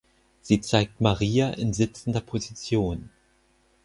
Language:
German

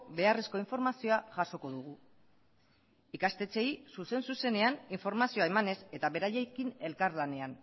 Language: Basque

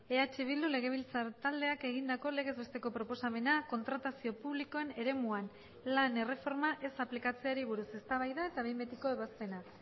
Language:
Basque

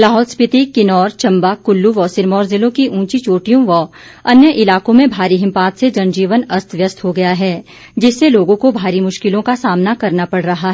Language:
Hindi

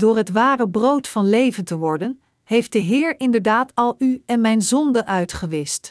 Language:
Dutch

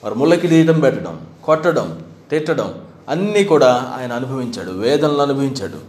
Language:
Telugu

